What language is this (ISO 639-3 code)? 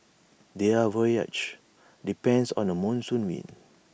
eng